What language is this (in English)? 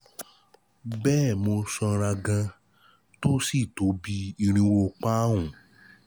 Yoruba